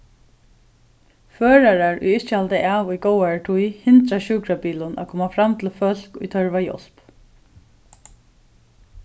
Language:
Faroese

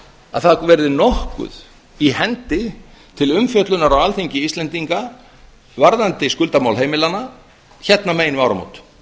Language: Icelandic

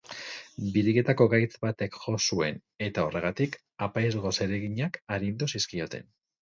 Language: Basque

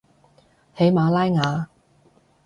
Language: Cantonese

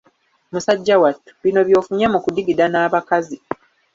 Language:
Ganda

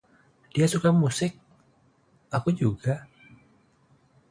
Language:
Indonesian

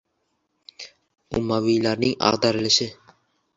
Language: Uzbek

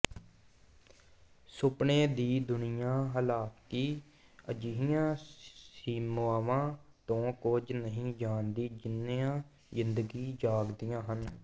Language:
Punjabi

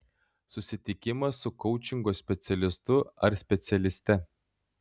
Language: Lithuanian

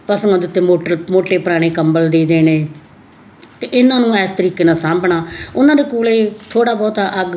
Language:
Punjabi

